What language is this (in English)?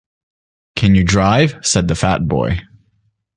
English